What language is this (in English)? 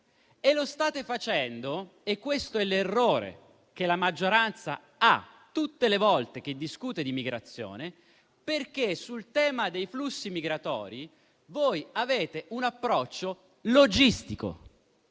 Italian